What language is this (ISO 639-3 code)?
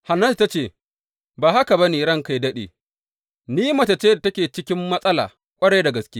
hau